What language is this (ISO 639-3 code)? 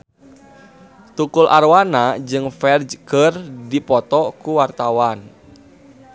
sun